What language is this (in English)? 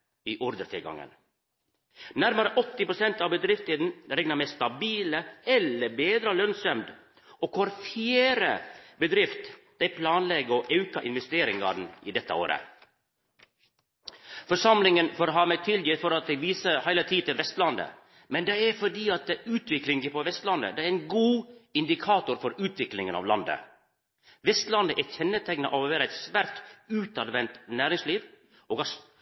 Norwegian Nynorsk